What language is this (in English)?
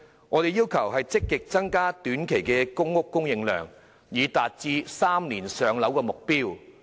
Cantonese